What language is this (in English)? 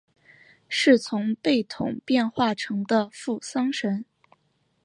Chinese